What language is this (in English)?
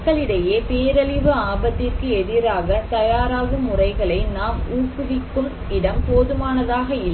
Tamil